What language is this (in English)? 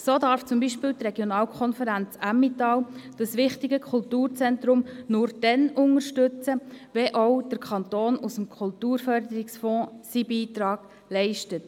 Swiss German